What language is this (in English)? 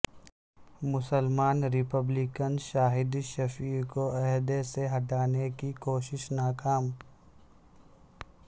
Urdu